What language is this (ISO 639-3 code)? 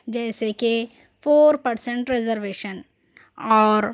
urd